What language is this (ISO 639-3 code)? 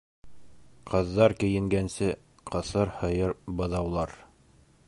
bak